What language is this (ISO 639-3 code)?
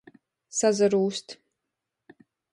ltg